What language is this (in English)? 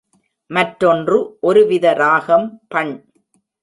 Tamil